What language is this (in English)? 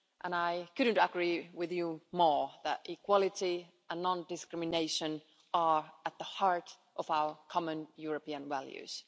English